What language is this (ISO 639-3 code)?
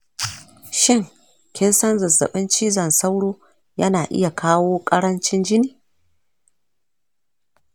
hau